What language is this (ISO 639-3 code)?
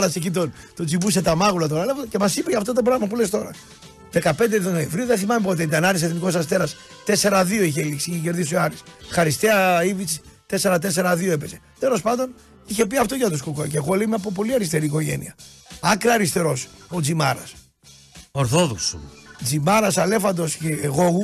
ell